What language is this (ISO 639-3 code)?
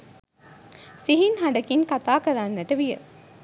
sin